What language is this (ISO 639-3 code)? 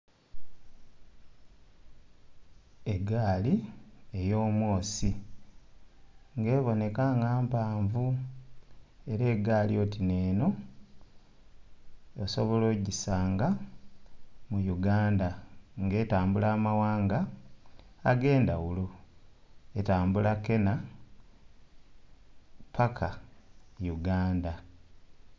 xog